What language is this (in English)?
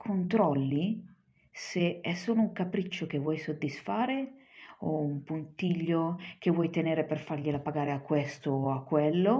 Italian